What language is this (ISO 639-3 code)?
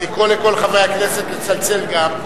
heb